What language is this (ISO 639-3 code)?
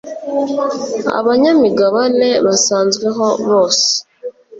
kin